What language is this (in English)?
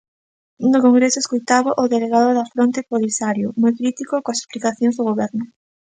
Galician